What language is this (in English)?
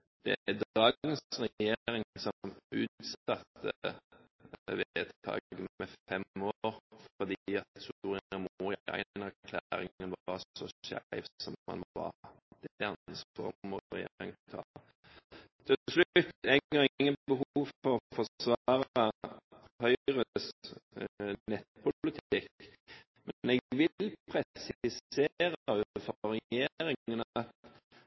Norwegian Bokmål